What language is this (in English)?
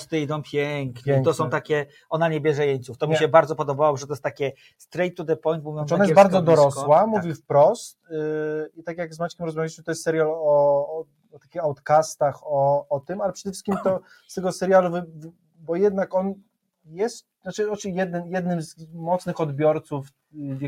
Polish